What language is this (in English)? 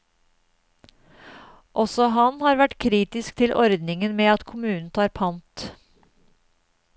Norwegian